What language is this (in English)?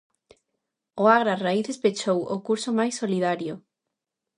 Galician